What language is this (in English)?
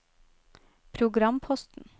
Norwegian